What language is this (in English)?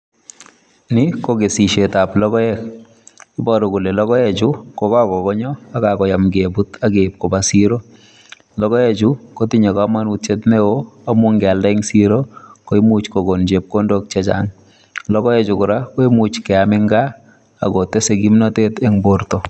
Kalenjin